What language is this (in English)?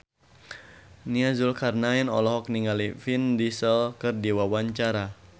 Sundanese